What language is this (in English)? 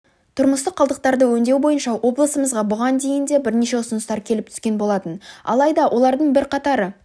Kazakh